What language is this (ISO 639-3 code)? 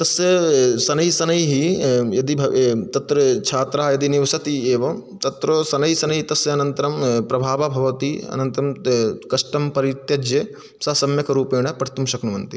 san